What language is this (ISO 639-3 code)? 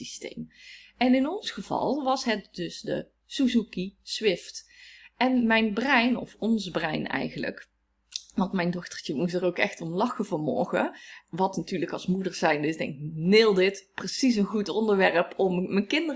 nld